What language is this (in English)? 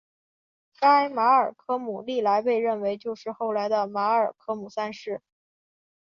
Chinese